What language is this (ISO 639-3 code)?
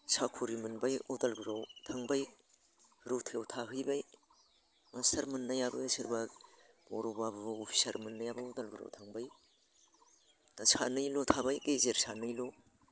brx